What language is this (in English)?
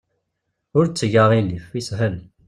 Kabyle